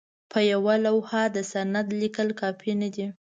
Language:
Pashto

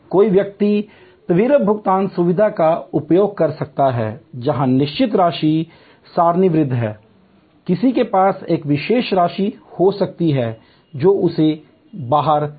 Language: Hindi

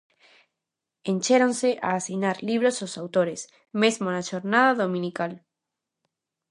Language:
Galician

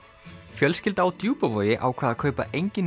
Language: Icelandic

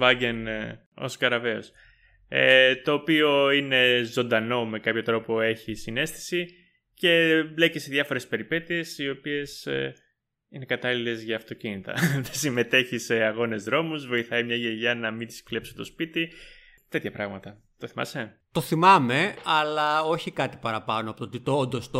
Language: Greek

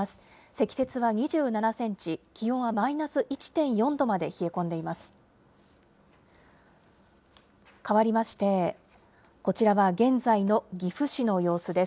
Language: Japanese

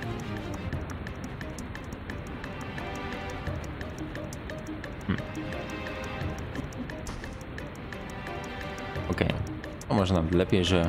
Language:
Polish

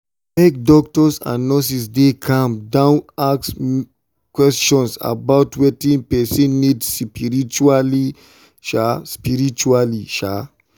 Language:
Nigerian Pidgin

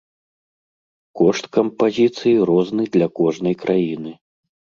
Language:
Belarusian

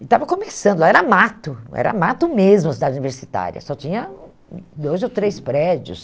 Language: Portuguese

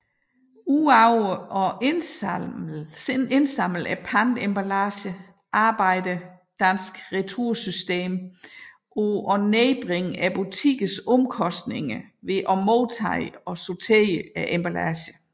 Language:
Danish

